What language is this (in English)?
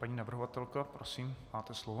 Czech